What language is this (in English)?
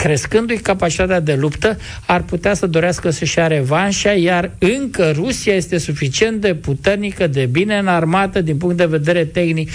Romanian